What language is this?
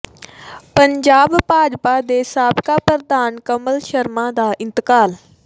Punjabi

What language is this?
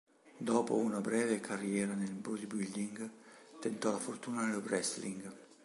Italian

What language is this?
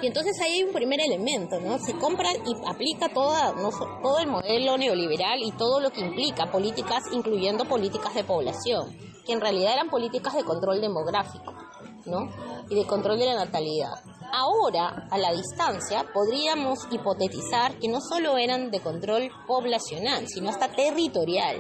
Spanish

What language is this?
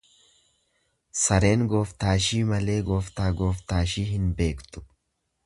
Oromo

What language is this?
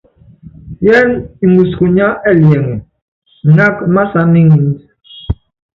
Yangben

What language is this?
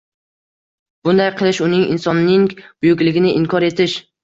Uzbek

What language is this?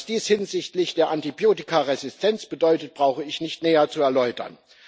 German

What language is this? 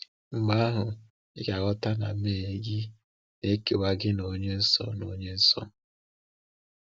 Igbo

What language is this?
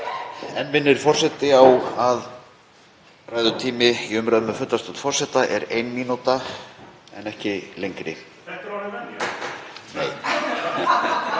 Icelandic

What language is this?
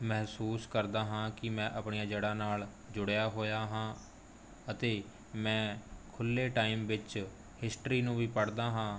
Punjabi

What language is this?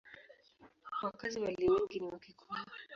Swahili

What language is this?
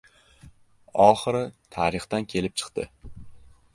Uzbek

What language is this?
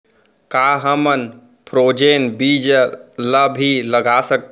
Chhattisgarhi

